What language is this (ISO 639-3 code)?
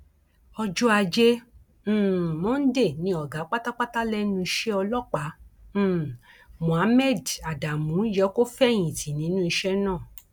yor